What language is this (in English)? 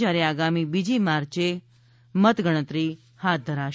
Gujarati